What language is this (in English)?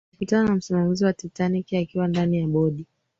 Swahili